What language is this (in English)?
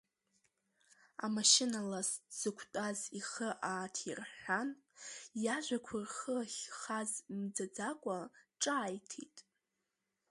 Abkhazian